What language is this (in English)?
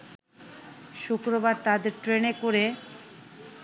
Bangla